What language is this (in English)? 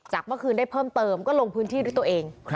Thai